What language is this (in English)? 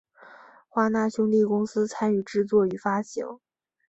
Chinese